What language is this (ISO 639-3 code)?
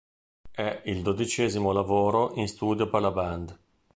ita